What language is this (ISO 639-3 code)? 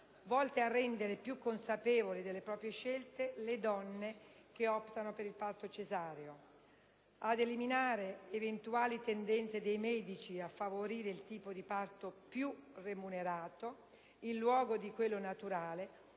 ita